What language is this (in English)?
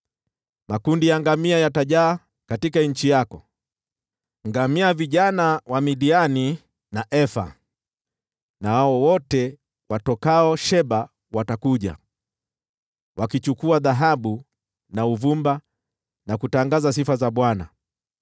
Swahili